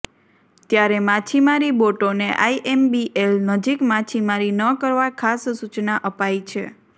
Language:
Gujarati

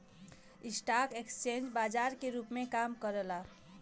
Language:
Bhojpuri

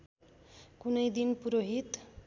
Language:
Nepali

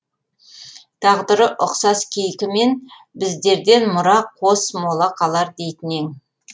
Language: Kazakh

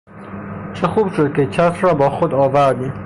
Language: Persian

